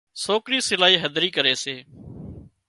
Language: Wadiyara Koli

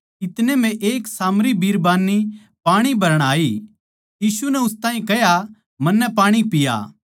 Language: Haryanvi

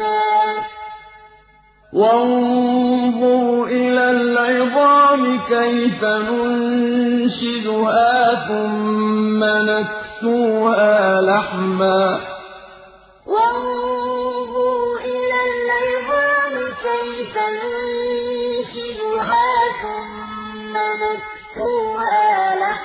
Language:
Arabic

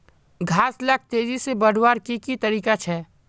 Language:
Magahi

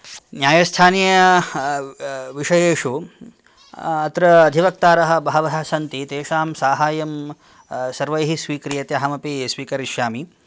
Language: Sanskrit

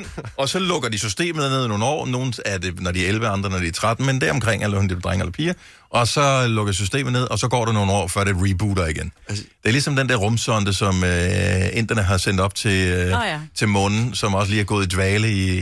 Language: Danish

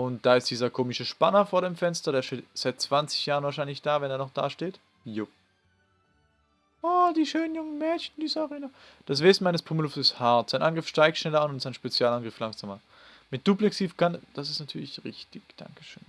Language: German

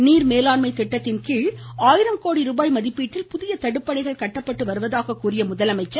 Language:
Tamil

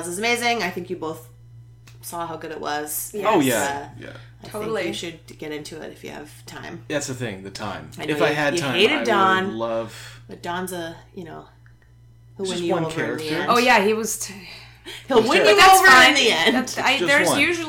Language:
English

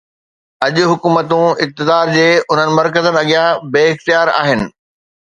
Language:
Sindhi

